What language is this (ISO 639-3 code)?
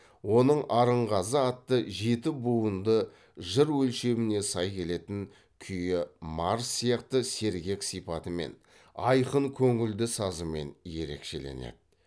kaz